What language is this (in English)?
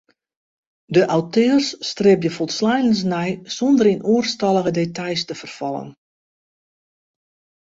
Western Frisian